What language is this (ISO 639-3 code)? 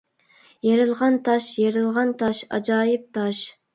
uig